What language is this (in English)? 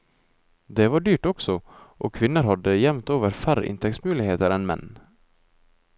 Norwegian